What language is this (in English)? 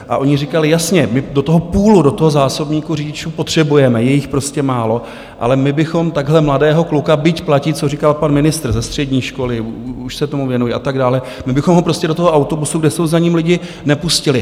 Czech